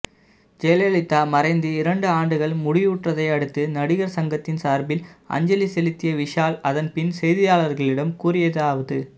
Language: Tamil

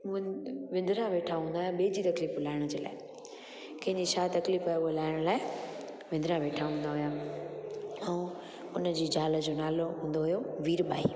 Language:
Sindhi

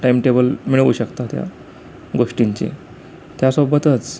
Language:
Marathi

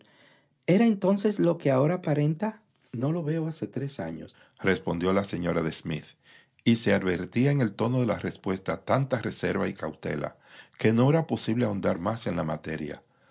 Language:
Spanish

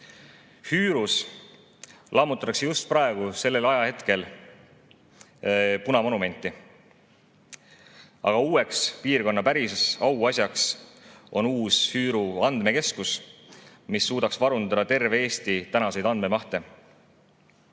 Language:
Estonian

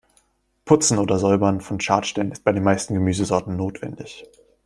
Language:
German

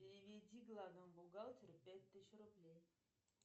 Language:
Russian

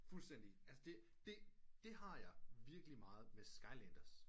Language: Danish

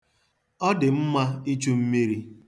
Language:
Igbo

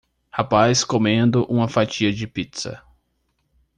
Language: Portuguese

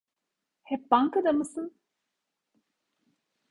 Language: Turkish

